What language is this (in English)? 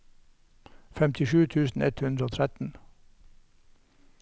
Norwegian